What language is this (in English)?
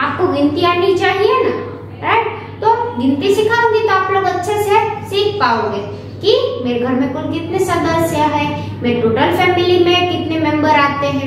Hindi